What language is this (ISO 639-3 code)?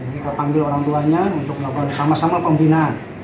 ind